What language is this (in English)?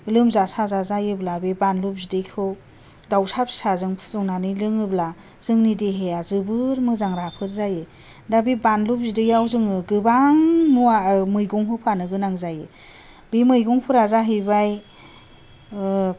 Bodo